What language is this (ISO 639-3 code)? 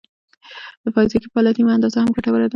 pus